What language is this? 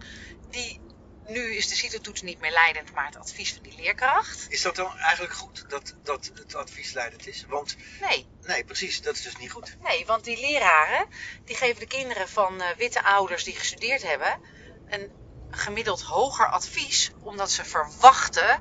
Dutch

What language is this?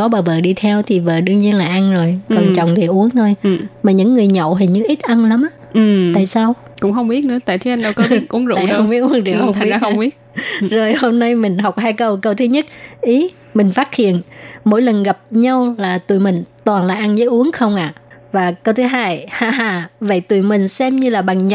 Vietnamese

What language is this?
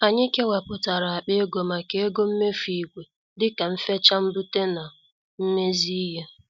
Igbo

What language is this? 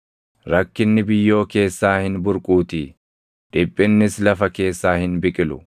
Oromo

